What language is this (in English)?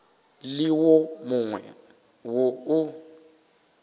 Northern Sotho